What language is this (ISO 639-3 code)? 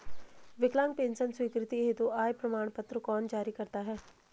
hin